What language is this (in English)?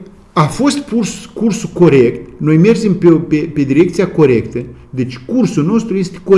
Romanian